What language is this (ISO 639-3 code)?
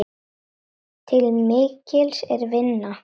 isl